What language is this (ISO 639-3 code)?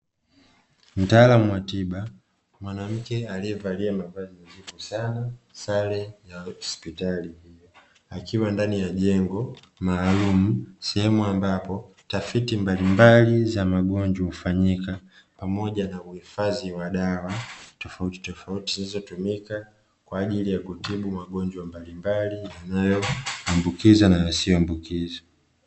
swa